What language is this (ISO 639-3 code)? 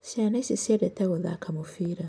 kik